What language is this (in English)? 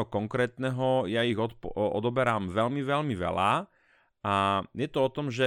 Slovak